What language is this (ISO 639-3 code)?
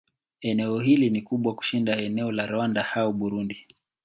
swa